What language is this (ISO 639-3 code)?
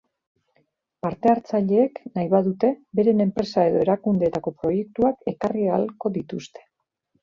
eus